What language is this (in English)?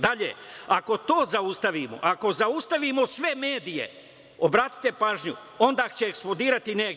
Serbian